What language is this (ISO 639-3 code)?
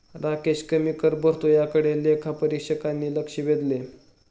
mar